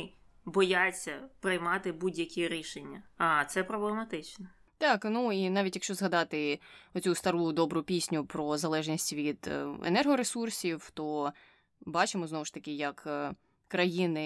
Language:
Ukrainian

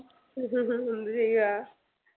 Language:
Malayalam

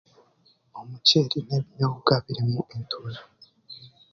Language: Chiga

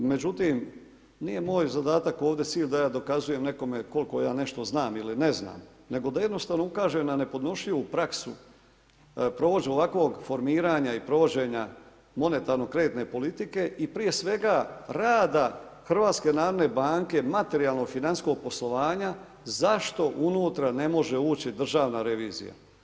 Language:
Croatian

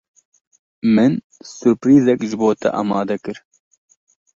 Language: Kurdish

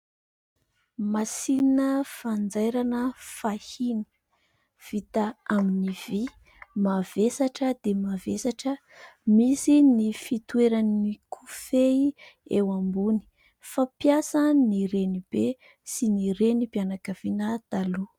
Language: Malagasy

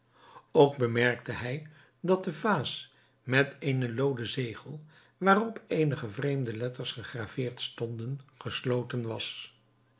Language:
Dutch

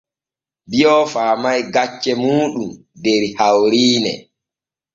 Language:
Borgu Fulfulde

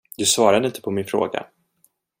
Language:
Swedish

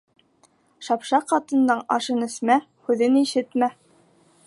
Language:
Bashkir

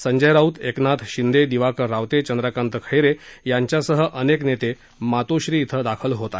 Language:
Marathi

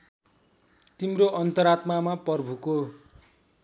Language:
Nepali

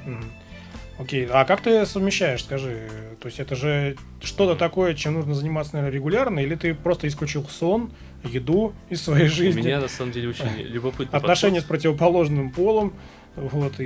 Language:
Russian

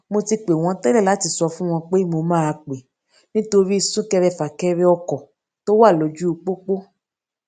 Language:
Yoruba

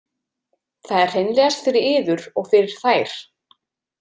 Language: Icelandic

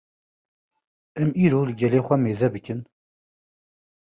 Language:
Kurdish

